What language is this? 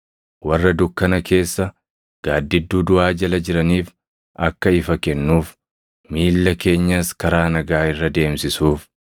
Oromo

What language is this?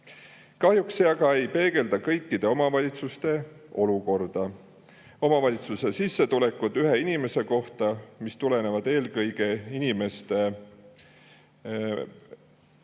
Estonian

